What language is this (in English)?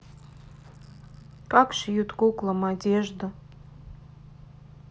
Russian